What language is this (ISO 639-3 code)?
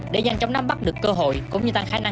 vie